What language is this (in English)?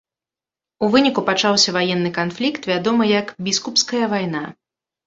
Belarusian